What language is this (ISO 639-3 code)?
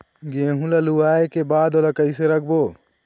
hne